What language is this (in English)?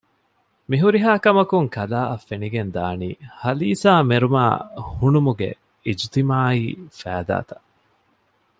Divehi